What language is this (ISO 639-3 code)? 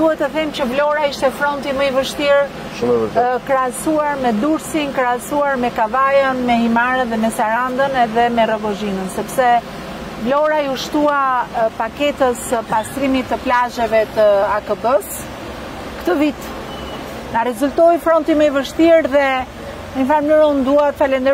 ron